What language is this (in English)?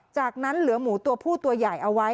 Thai